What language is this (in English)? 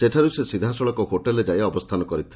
Odia